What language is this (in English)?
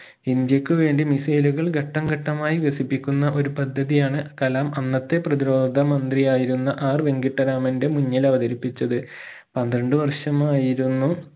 Malayalam